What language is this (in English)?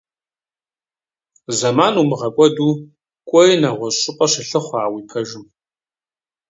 Kabardian